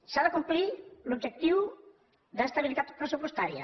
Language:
Catalan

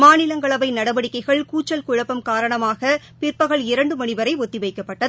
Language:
Tamil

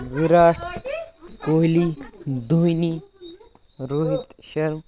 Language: Kashmiri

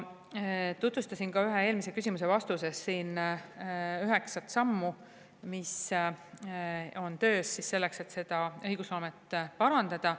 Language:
Estonian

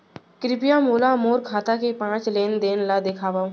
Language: Chhattisgarhi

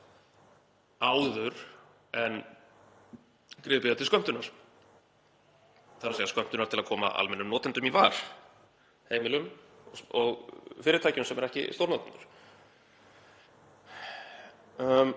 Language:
Icelandic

